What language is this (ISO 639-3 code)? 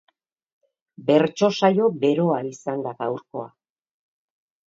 eus